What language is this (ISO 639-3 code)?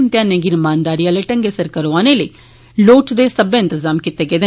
doi